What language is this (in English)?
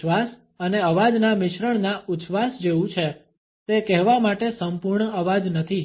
Gujarati